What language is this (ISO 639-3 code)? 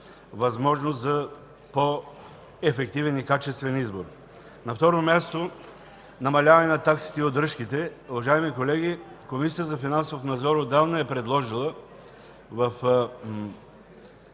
bul